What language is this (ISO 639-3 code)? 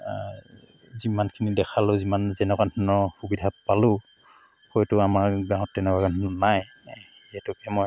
asm